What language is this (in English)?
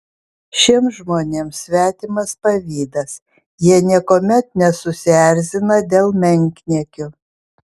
Lithuanian